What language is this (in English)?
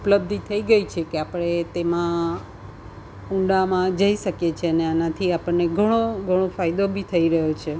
Gujarati